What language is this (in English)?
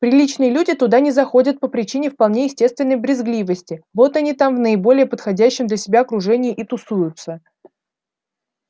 Russian